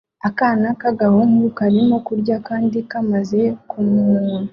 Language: Kinyarwanda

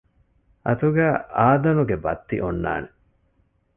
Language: Divehi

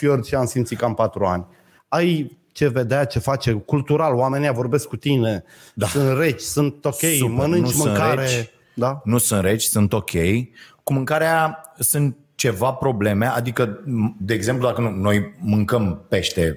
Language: Romanian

